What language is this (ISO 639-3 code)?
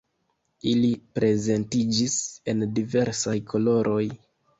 epo